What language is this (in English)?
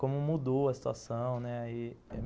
Portuguese